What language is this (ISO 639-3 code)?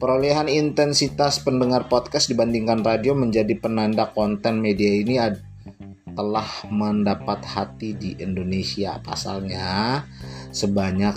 ind